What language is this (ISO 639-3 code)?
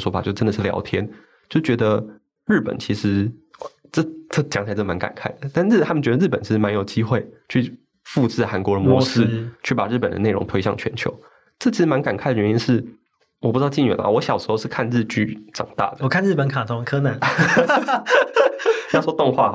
zho